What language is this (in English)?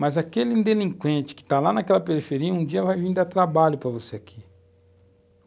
Portuguese